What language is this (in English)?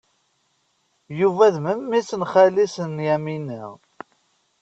Kabyle